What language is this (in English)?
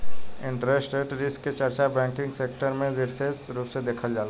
Bhojpuri